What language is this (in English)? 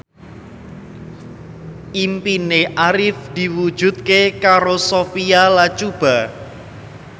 Javanese